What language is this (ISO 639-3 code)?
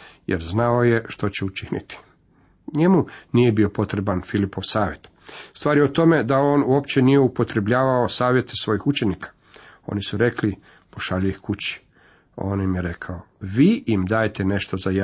hrv